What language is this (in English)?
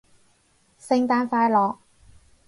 Cantonese